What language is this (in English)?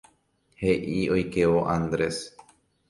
Guarani